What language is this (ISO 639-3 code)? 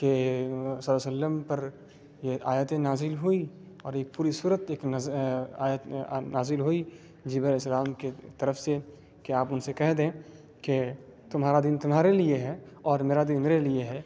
urd